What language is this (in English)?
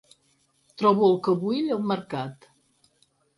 Catalan